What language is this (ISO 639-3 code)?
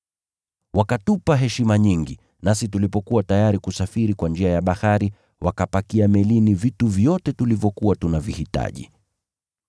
swa